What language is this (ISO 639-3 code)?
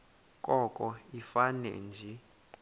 xho